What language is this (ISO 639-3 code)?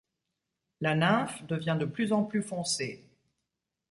fra